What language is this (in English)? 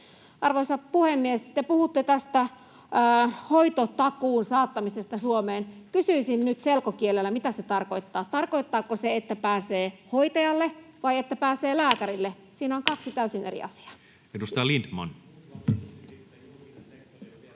Finnish